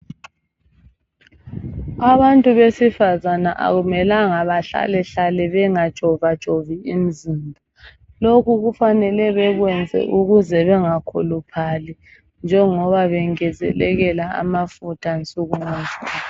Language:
North Ndebele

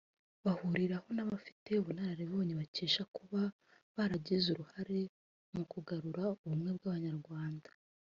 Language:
Kinyarwanda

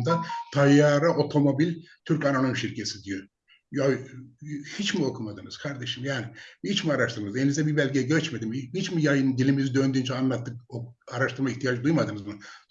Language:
Turkish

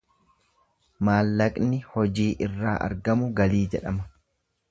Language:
Oromo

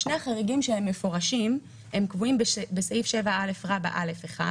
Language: Hebrew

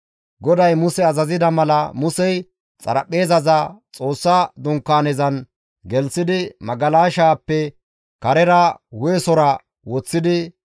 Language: Gamo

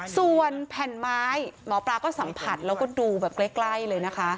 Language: Thai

